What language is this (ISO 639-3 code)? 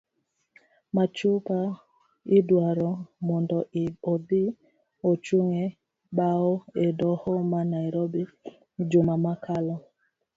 luo